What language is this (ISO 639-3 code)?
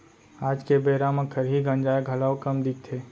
hne